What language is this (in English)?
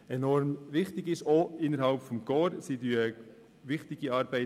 Swiss German